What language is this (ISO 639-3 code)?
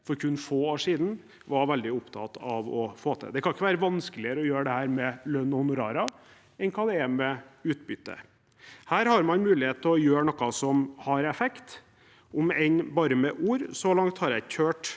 nor